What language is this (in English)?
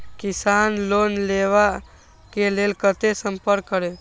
Maithili